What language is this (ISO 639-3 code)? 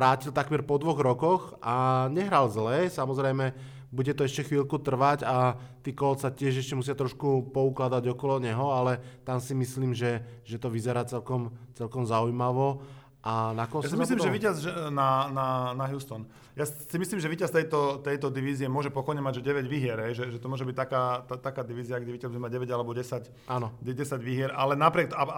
slk